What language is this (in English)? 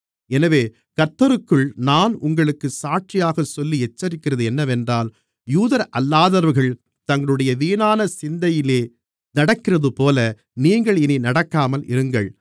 Tamil